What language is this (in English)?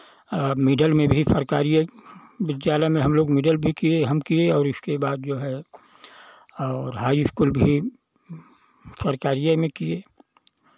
Hindi